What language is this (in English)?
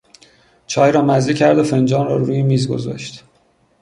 Persian